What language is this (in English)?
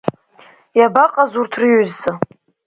Abkhazian